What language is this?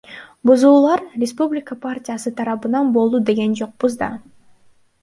Kyrgyz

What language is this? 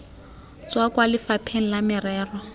Tswana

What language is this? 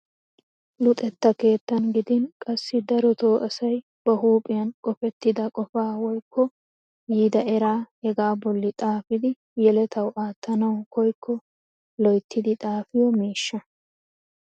Wolaytta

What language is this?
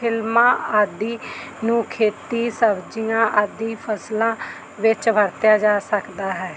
Punjabi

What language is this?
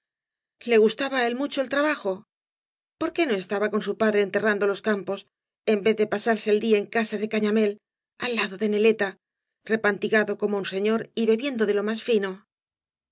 Spanish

